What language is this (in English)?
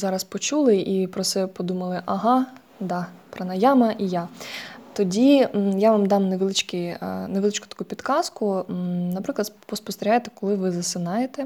Ukrainian